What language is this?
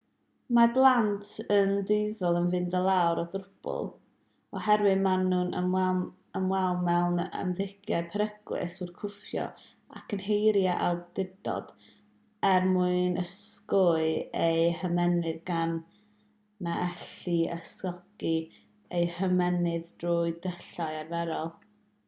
Welsh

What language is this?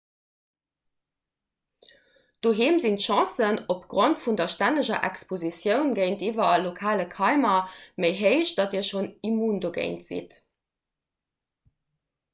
Luxembourgish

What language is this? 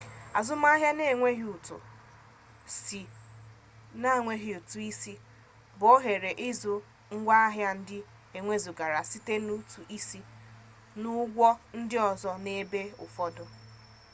Igbo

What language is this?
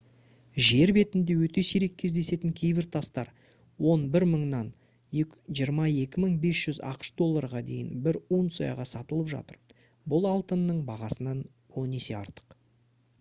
Kazakh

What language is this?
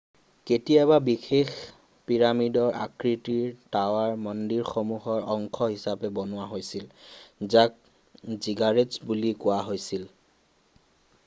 Assamese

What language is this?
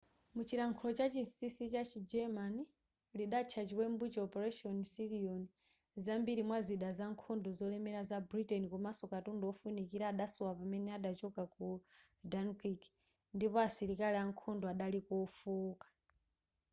Nyanja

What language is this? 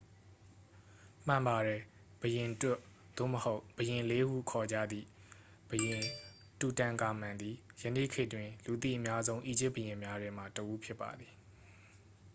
Burmese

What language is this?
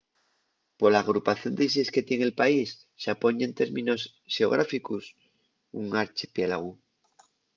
Asturian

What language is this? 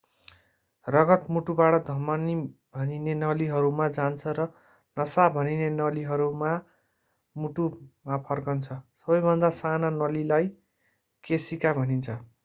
Nepali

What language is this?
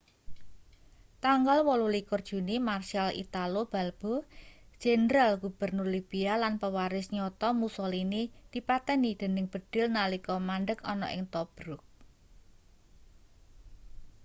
Javanese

